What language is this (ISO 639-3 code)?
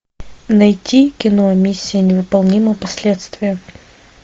rus